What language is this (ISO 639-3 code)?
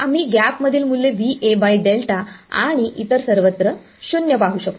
mar